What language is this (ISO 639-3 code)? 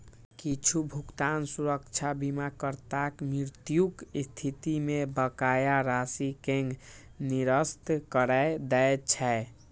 mai